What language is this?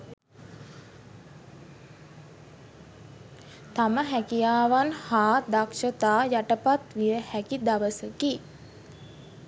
Sinhala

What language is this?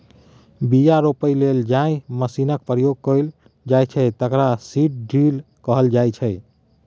Maithili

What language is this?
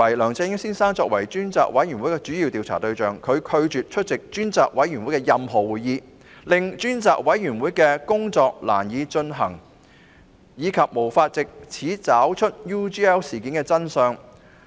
Cantonese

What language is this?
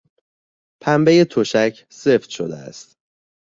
Persian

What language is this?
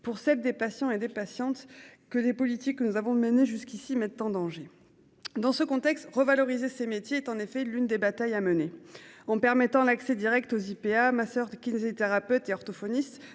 French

